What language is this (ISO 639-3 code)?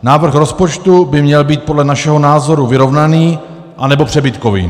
ces